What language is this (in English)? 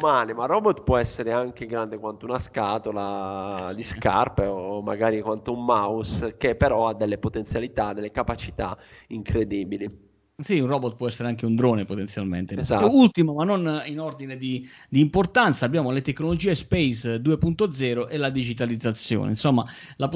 Italian